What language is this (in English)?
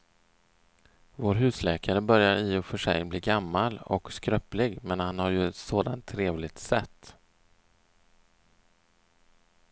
Swedish